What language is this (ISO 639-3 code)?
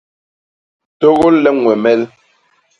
bas